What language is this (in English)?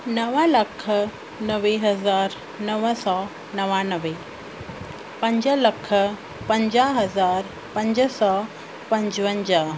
Sindhi